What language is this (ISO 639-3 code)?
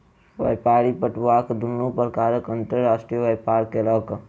mai